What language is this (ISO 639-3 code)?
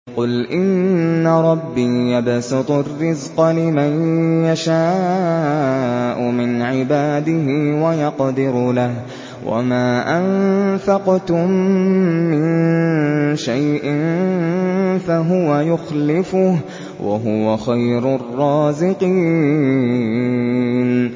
ara